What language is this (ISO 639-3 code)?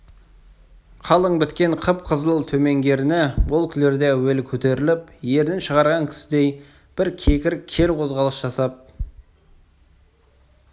kaz